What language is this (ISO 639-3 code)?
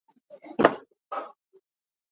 cnh